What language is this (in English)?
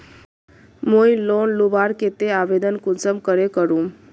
Magahi